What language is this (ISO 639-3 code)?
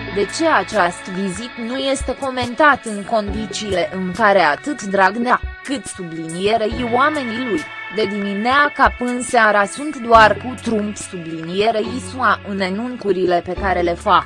ron